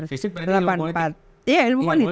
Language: Indonesian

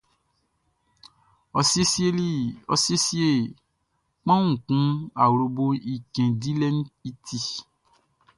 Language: Baoulé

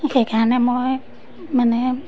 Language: Assamese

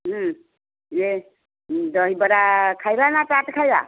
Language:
Odia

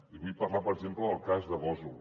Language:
Catalan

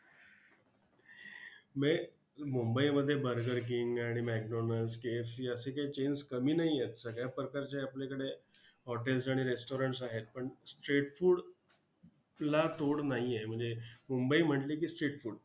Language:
Marathi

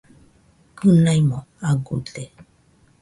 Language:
Nüpode Huitoto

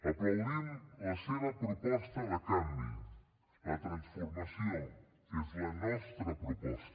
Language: Catalan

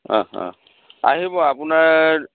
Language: Assamese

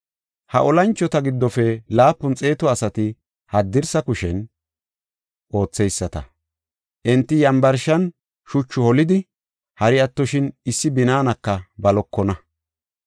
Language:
Gofa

